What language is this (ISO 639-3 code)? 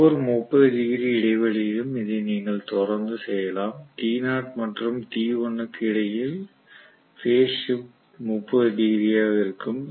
tam